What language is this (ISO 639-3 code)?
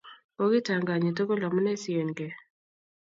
kln